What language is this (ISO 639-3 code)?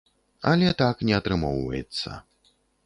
bel